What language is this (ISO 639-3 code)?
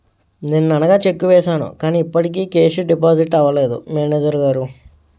tel